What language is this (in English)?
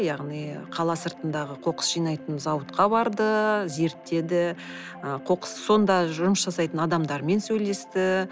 Kazakh